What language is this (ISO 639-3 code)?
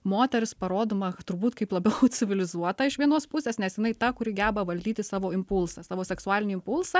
lit